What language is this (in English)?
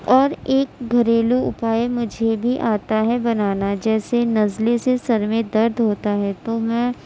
Urdu